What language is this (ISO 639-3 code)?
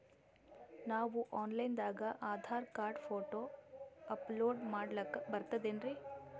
kan